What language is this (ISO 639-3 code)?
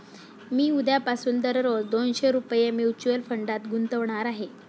mar